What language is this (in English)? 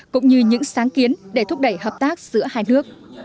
Vietnamese